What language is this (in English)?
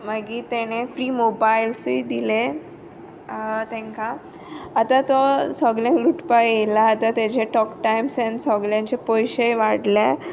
Konkani